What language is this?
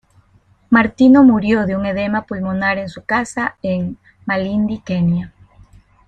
Spanish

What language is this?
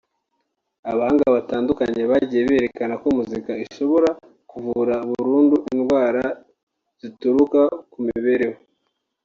Kinyarwanda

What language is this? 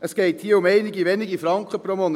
Swiss German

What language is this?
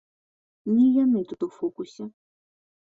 Belarusian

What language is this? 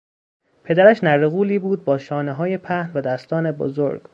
Persian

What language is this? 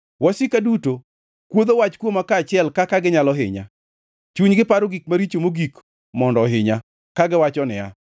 Luo (Kenya and Tanzania)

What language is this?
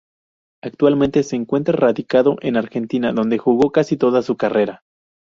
Spanish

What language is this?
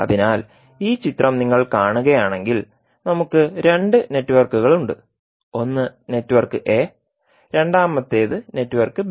Malayalam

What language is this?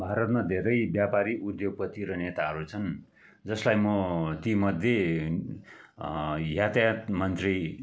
Nepali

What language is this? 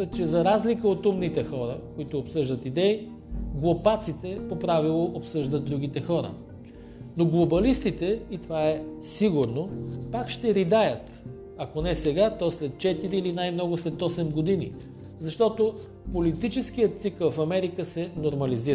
Bulgarian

